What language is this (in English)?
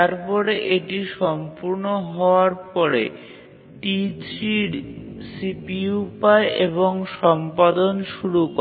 Bangla